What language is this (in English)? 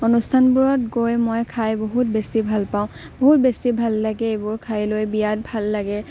Assamese